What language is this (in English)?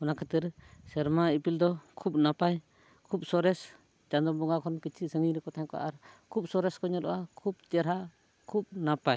Santali